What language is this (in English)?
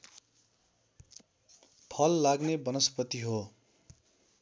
Nepali